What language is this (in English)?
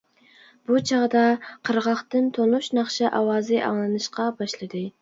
Uyghur